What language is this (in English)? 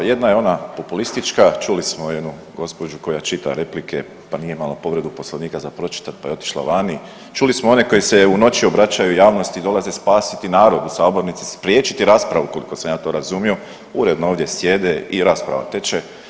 Croatian